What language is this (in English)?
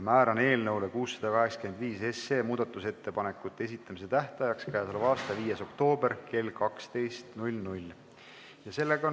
Estonian